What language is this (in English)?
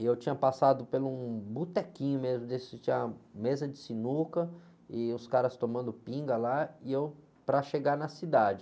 Portuguese